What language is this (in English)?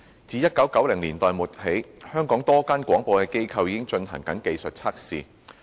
Cantonese